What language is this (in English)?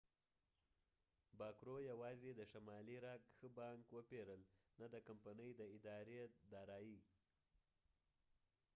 Pashto